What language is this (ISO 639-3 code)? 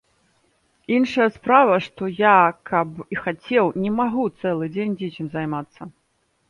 bel